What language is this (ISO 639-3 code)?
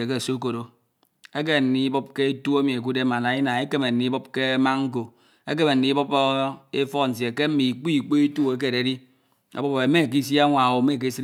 itw